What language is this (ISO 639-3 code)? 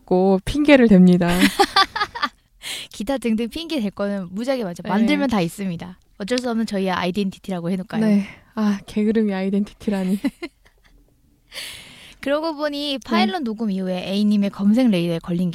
kor